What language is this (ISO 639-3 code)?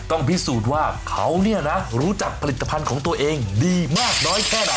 tha